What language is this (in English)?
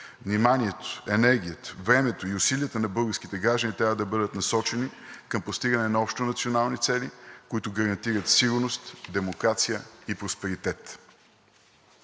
Bulgarian